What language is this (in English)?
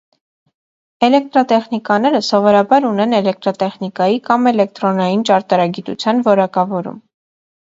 Armenian